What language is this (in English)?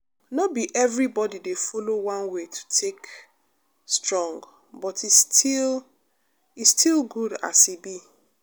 Nigerian Pidgin